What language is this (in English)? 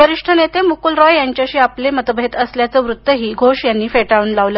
Marathi